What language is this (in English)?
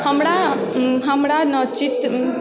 Maithili